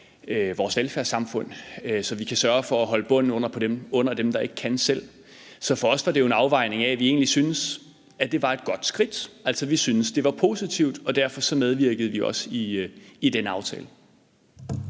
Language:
Danish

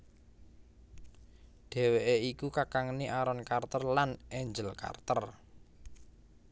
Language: Javanese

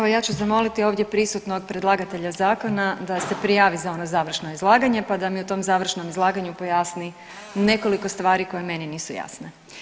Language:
Croatian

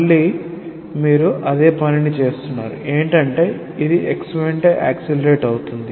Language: Telugu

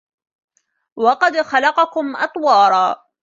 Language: Arabic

